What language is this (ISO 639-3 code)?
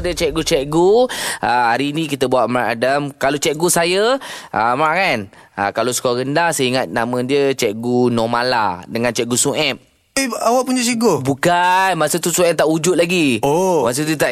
msa